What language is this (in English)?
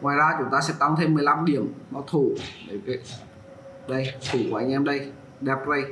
Vietnamese